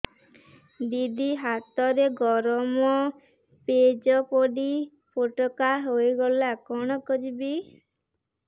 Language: Odia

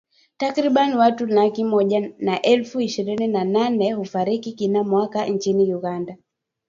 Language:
Swahili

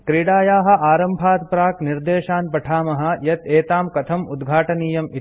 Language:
Sanskrit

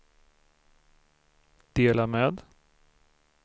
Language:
Swedish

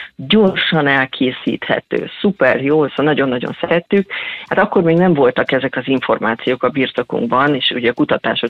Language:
Hungarian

